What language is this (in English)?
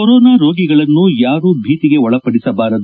Kannada